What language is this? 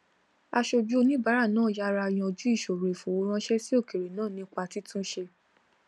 Yoruba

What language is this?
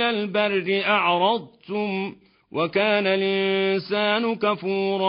Arabic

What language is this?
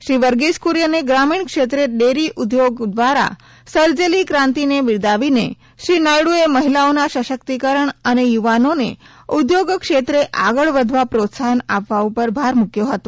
Gujarati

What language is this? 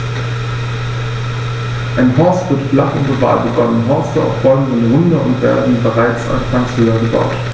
German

